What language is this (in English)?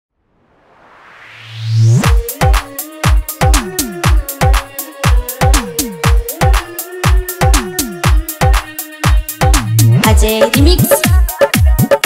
Arabic